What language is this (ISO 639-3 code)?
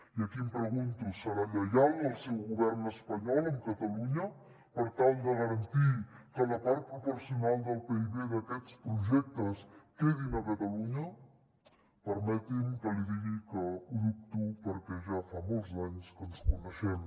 cat